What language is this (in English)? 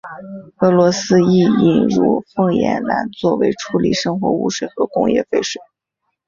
Chinese